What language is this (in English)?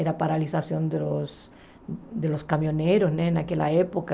Portuguese